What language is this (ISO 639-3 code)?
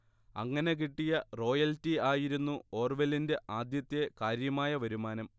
mal